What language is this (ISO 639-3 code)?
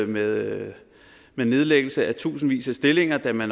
dan